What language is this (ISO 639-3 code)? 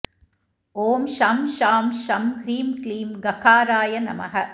san